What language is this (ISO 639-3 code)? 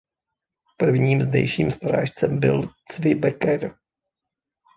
ces